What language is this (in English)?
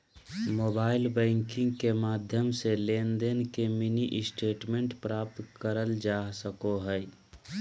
Magahi